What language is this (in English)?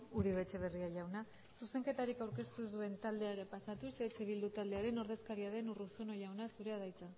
Basque